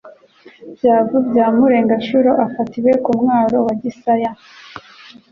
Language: Kinyarwanda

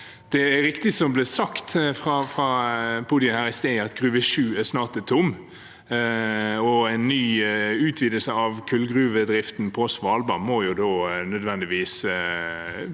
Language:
Norwegian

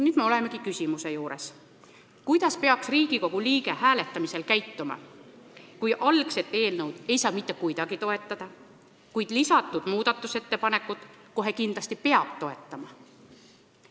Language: Estonian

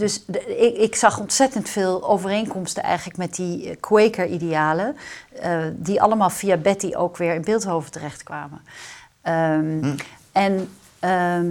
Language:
Dutch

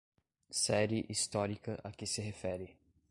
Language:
Portuguese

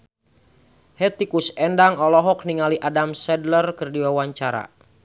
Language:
Sundanese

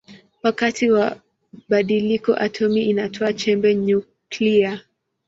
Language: Swahili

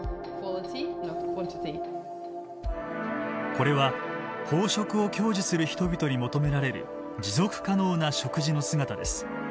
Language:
Japanese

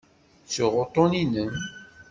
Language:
Kabyle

